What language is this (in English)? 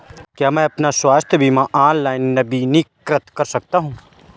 Hindi